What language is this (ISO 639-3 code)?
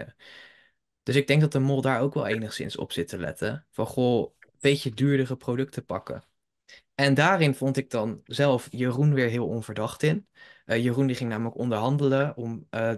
nld